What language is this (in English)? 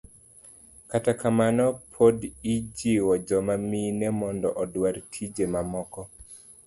Luo (Kenya and Tanzania)